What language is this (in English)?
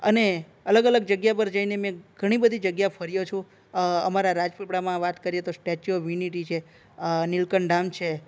Gujarati